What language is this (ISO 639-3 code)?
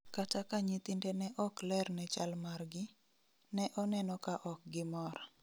luo